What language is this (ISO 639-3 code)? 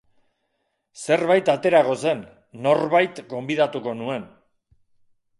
eus